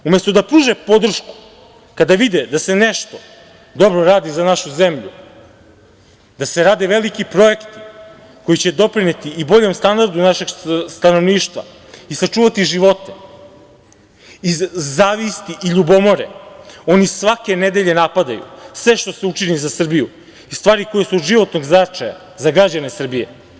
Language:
Serbian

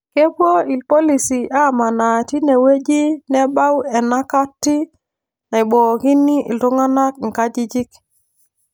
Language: Masai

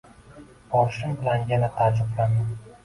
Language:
Uzbek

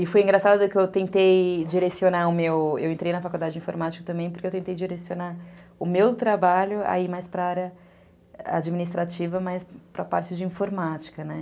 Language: Portuguese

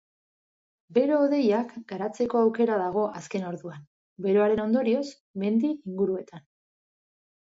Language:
Basque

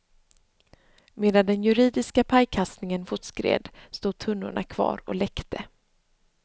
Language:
Swedish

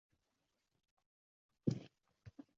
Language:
Uzbek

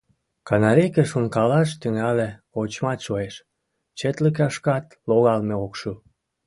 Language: Mari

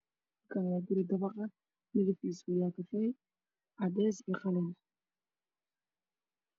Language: Somali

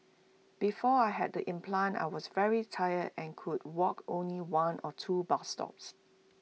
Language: English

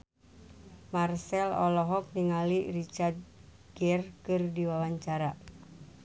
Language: Sundanese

